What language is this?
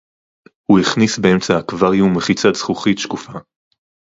Hebrew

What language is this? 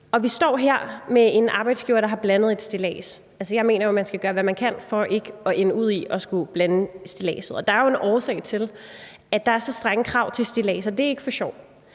Danish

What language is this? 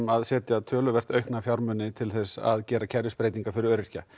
Icelandic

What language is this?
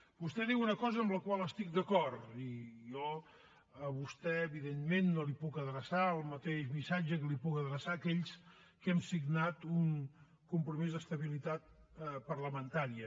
Catalan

